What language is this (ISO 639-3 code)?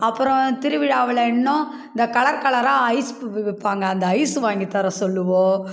tam